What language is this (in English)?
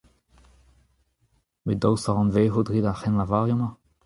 Breton